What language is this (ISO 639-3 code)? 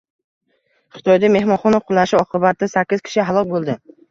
uzb